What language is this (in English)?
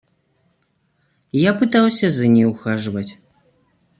Russian